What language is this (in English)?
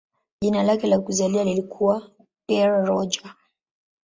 Swahili